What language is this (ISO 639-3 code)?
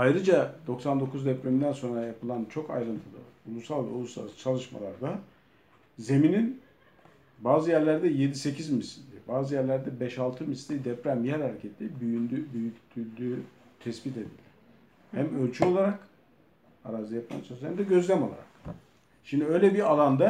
tur